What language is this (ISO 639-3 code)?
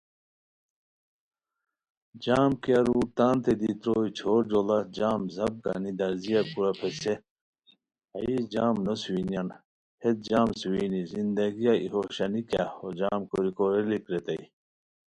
khw